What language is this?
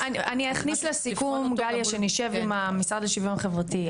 Hebrew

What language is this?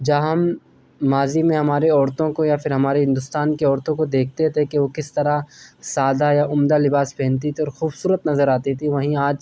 Urdu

